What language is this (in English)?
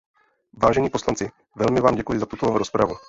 Czech